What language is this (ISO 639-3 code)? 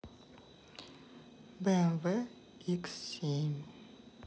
rus